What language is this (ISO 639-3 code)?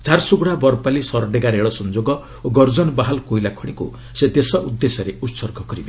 ori